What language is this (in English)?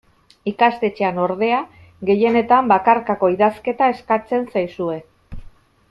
Basque